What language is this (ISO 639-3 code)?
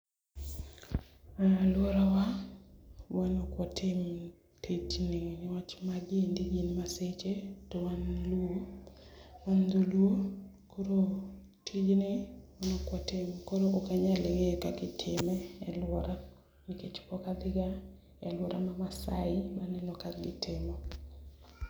luo